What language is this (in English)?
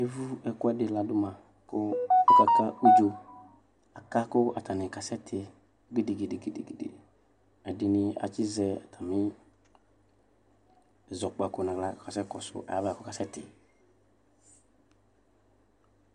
Ikposo